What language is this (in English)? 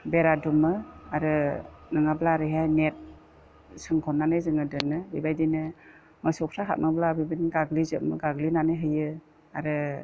Bodo